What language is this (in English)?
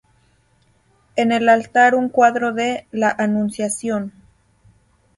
Spanish